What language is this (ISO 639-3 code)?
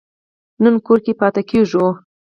pus